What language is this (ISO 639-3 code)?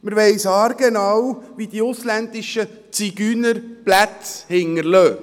gsw